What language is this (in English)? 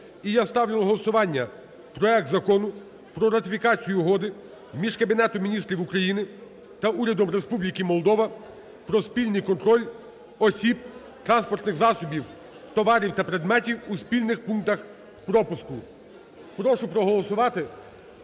Ukrainian